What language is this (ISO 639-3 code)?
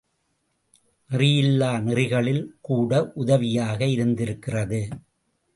tam